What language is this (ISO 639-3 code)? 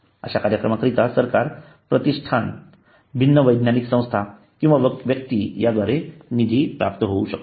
mar